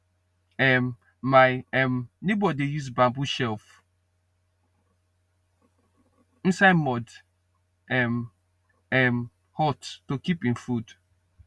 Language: Nigerian Pidgin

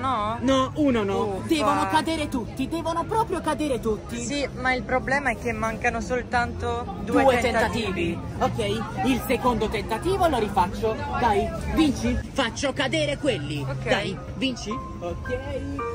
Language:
Italian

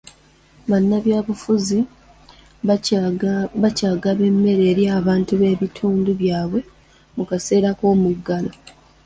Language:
Ganda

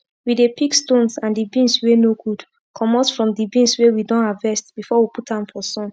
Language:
Nigerian Pidgin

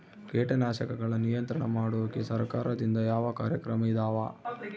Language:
Kannada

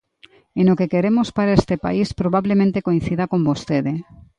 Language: Galician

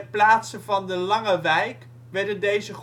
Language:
Dutch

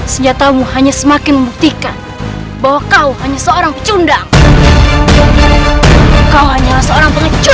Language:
Indonesian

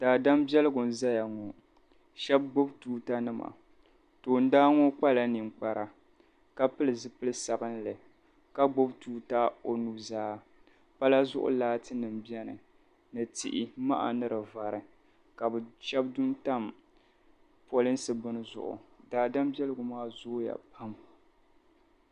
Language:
Dagbani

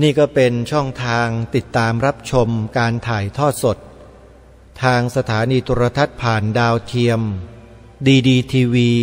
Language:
Thai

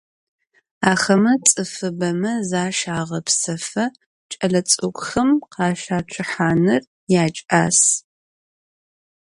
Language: Adyghe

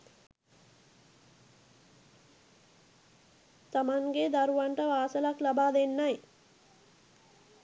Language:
Sinhala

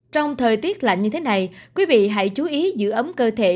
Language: Vietnamese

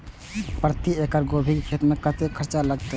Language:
Maithili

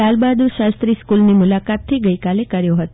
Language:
Gujarati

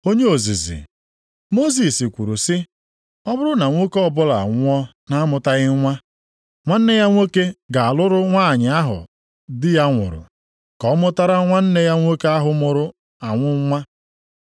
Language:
Igbo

